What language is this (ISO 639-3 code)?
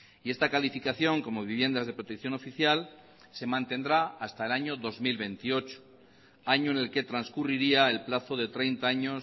spa